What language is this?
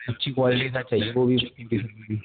Urdu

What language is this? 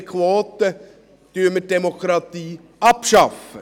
Swiss German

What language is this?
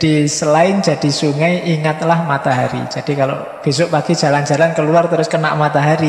Indonesian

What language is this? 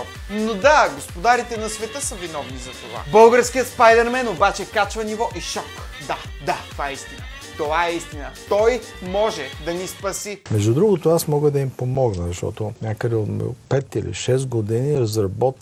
Bulgarian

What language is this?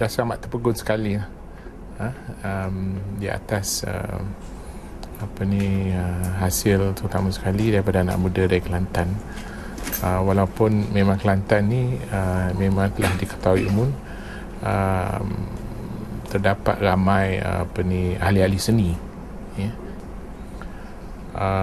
Malay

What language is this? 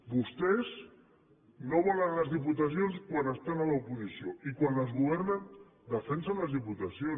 Catalan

